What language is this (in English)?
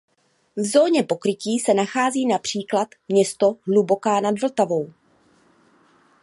Czech